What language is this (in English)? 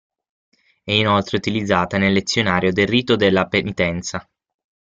Italian